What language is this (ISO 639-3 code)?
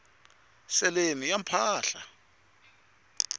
tso